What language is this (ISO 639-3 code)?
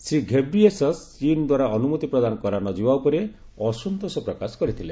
ori